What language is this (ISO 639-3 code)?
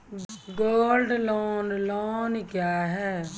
mai